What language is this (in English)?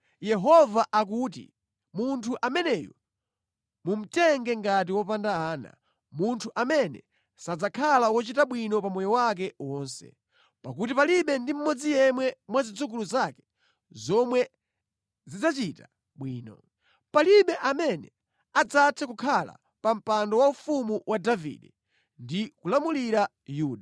Nyanja